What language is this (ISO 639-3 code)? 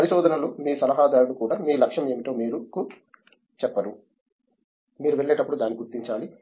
tel